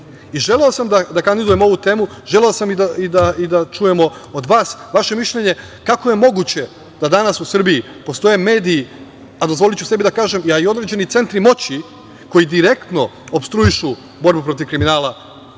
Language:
Serbian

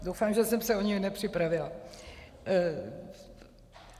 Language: Czech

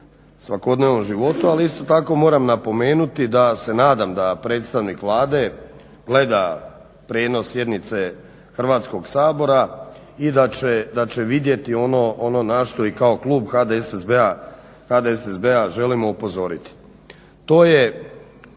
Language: Croatian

